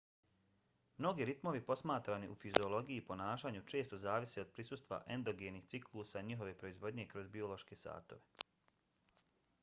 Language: Bosnian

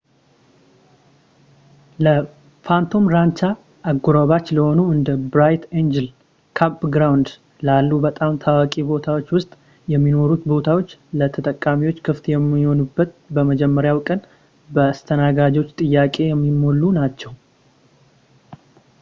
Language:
Amharic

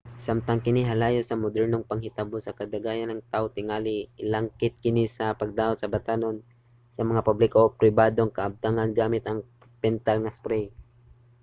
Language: Cebuano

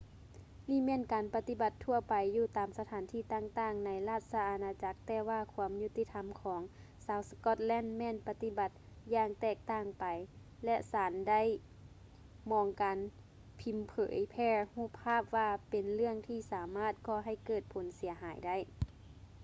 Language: Lao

